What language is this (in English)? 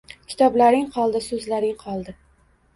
Uzbek